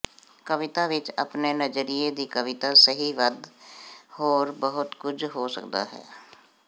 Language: Punjabi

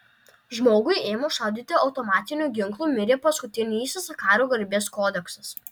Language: Lithuanian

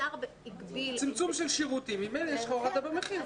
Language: Hebrew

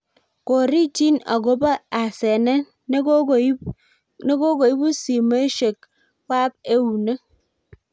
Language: Kalenjin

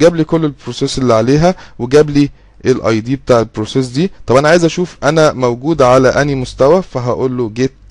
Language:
Arabic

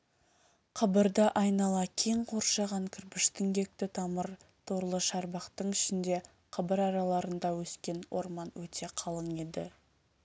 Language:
Kazakh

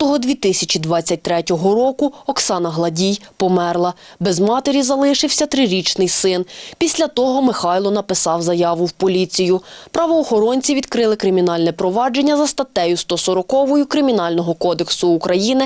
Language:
Ukrainian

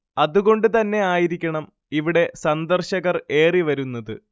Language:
Malayalam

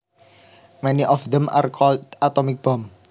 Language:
Javanese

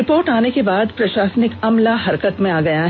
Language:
Hindi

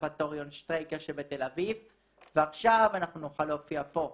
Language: Hebrew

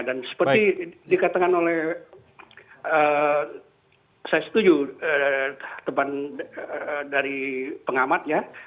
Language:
Indonesian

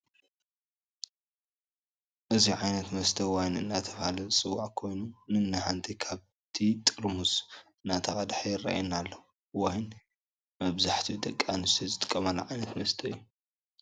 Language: Tigrinya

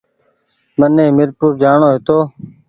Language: Goaria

